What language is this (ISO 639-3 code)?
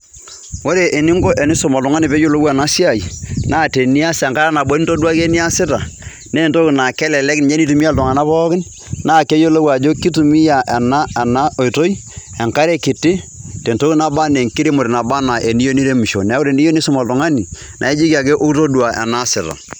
mas